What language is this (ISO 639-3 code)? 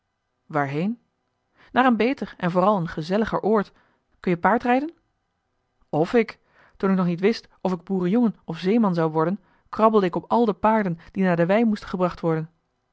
nld